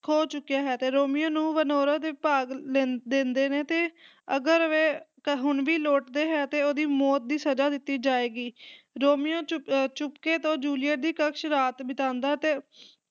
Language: Punjabi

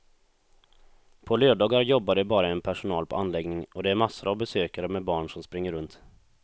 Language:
Swedish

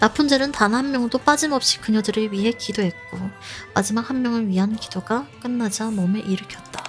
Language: Korean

